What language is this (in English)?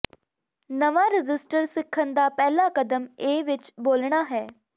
Punjabi